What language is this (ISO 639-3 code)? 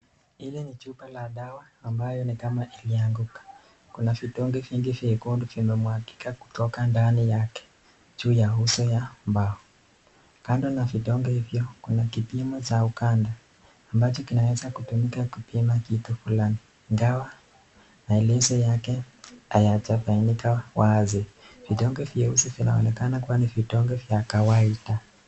swa